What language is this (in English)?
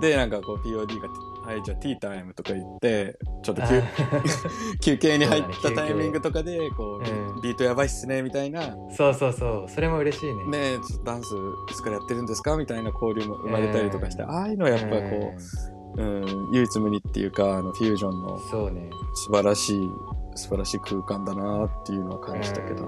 Japanese